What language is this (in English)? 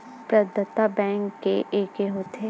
Chhattisgarhi